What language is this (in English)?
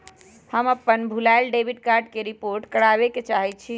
Magahi